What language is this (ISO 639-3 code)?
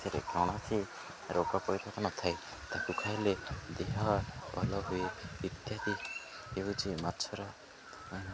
ori